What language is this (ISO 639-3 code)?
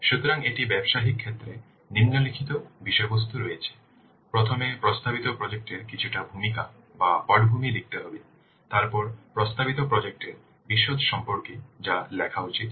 ben